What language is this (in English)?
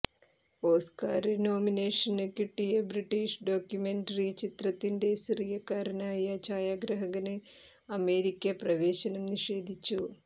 Malayalam